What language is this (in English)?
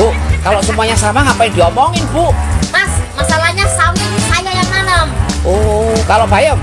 Indonesian